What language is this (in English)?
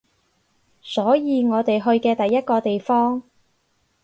Cantonese